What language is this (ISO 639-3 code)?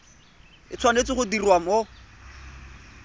tsn